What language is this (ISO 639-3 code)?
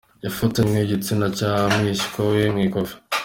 kin